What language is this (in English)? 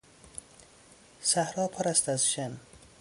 Persian